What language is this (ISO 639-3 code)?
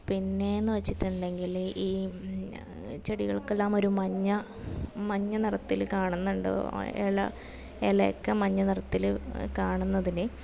mal